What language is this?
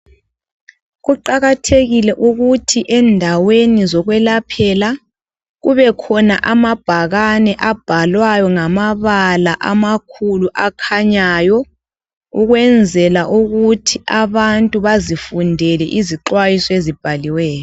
North Ndebele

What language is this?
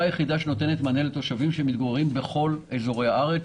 Hebrew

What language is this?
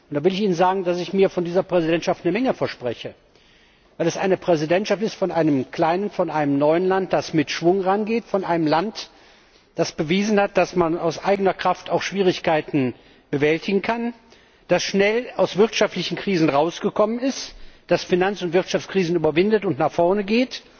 German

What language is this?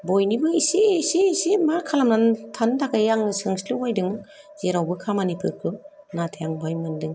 Bodo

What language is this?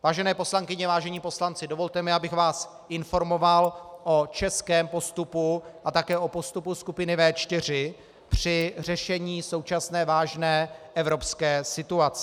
Czech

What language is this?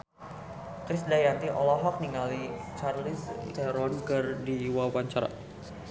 Sundanese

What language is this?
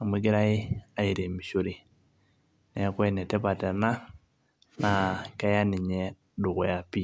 Masai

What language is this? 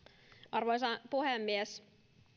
Finnish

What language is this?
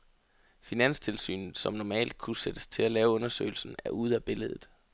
Danish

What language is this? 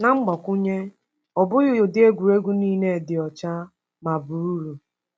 Igbo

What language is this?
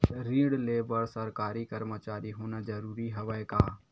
Chhattisgarhi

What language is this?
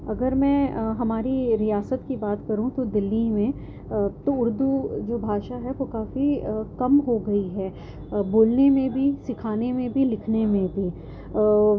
Urdu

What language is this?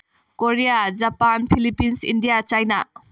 Manipuri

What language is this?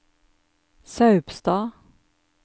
Norwegian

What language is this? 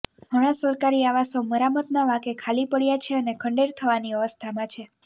Gujarati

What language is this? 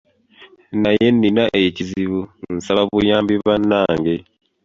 Ganda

